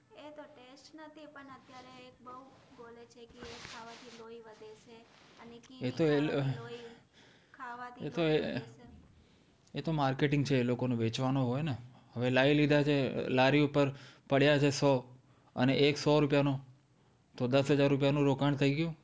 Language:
Gujarati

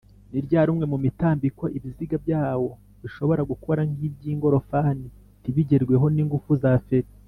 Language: Kinyarwanda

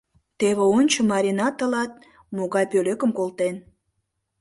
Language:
Mari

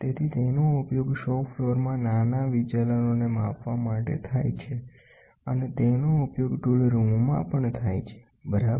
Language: Gujarati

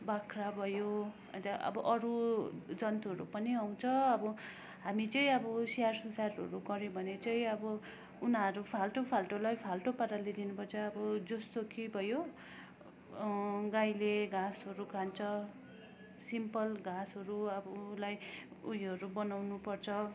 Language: Nepali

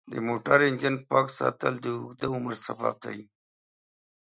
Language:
Pashto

